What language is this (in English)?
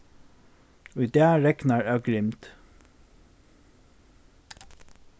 Faroese